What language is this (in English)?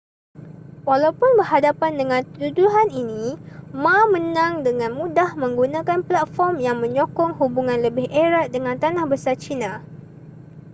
Malay